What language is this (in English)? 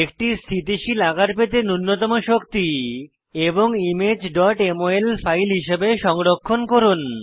Bangla